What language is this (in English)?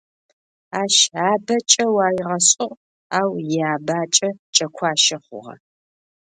Adyghe